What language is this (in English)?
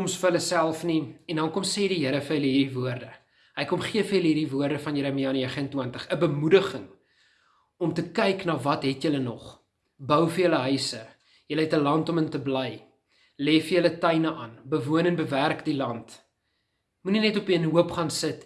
Dutch